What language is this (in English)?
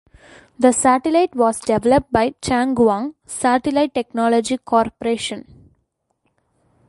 English